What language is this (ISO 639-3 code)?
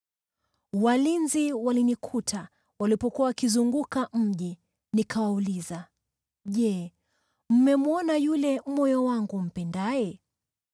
swa